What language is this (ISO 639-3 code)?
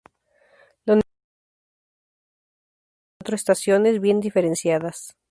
spa